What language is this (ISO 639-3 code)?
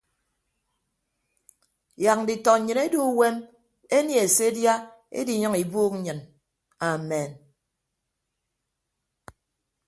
ibb